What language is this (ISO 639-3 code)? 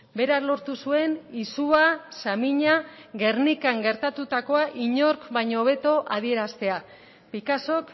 eus